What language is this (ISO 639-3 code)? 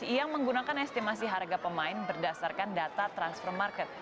ind